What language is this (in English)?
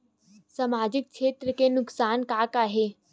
Chhattisgarhi